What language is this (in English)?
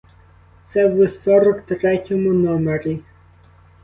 Ukrainian